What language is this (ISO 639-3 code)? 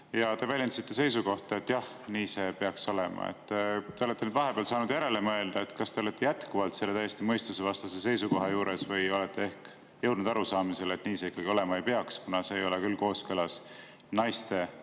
est